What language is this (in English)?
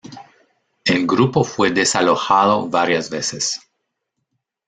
Spanish